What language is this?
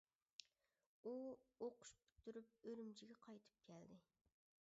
Uyghur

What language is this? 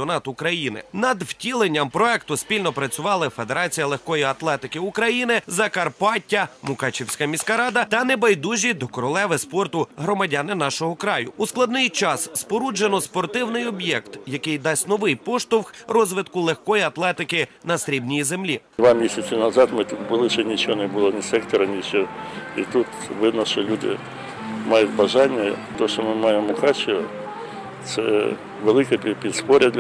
Ukrainian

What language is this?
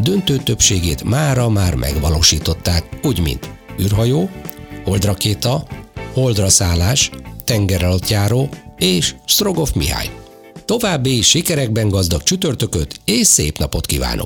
Hungarian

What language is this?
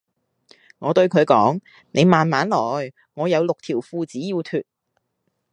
Cantonese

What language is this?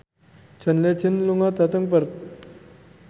Javanese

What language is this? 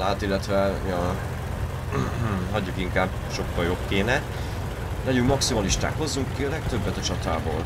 Hungarian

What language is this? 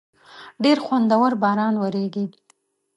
Pashto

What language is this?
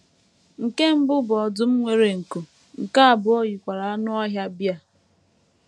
Igbo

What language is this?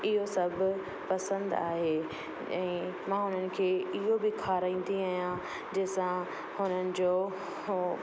Sindhi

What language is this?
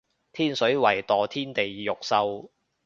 Cantonese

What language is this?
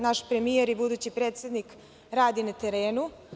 Serbian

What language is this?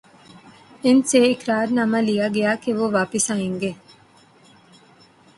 Urdu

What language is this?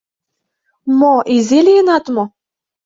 Mari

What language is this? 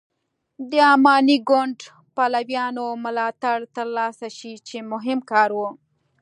Pashto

